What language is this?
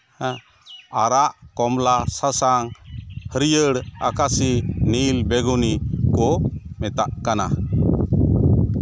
Santali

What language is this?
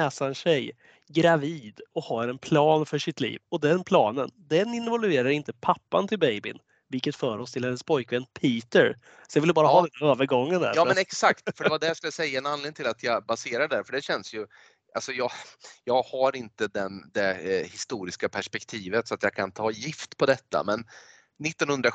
Swedish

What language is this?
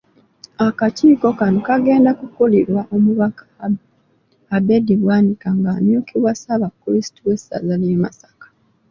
Ganda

